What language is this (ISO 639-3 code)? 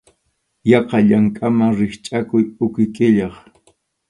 qxu